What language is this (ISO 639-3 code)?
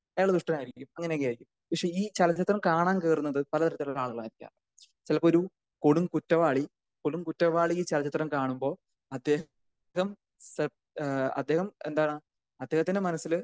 mal